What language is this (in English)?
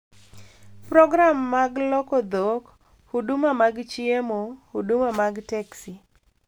Luo (Kenya and Tanzania)